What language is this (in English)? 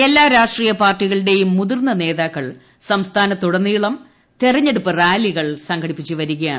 Malayalam